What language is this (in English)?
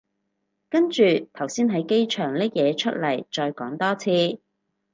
Cantonese